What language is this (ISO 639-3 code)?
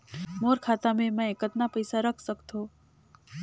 hne